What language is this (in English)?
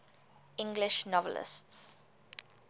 English